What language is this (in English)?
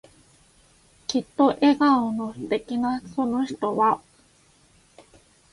Japanese